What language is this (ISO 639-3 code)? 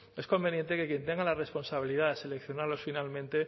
spa